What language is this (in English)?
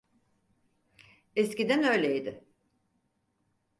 Turkish